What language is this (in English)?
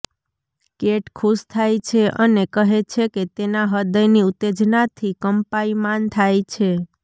Gujarati